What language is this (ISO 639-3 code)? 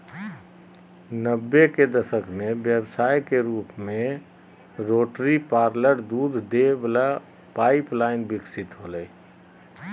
mag